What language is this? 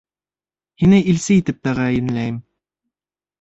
Bashkir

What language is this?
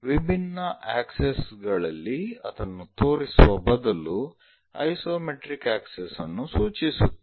Kannada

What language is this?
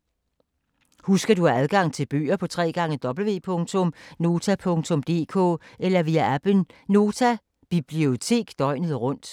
Danish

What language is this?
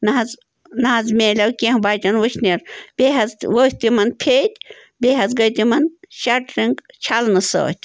Kashmiri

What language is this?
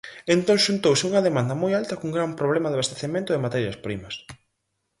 Galician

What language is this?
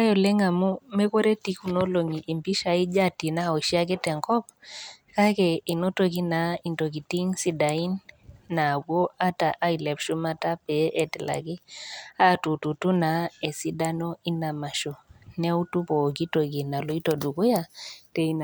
Masai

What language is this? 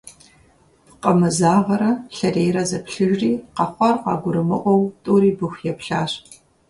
Kabardian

